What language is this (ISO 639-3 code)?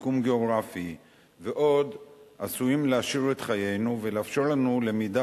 heb